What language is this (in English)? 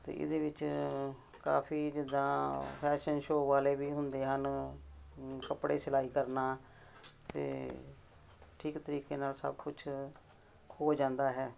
Punjabi